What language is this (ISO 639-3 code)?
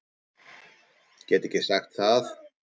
isl